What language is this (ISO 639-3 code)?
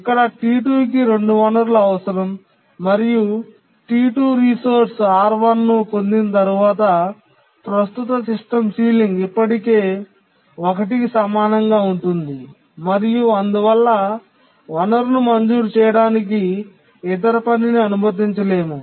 tel